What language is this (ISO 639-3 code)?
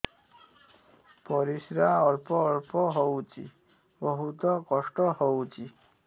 ori